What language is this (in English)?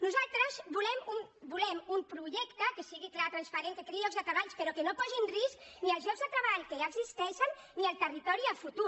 Catalan